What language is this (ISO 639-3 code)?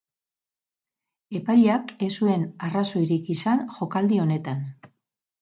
eus